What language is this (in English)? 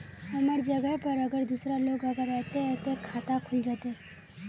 Magahi